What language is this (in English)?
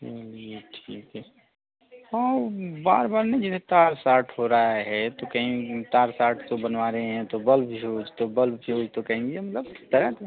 Hindi